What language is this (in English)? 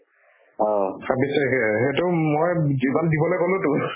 Assamese